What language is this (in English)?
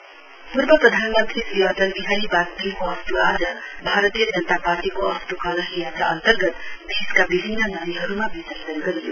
Nepali